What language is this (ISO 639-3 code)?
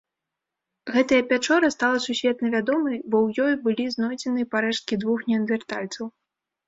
bel